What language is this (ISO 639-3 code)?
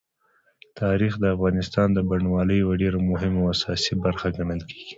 pus